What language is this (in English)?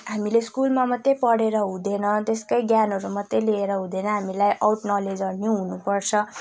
Nepali